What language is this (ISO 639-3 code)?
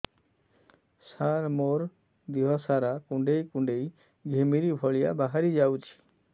ori